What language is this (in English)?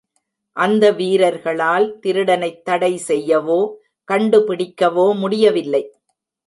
Tamil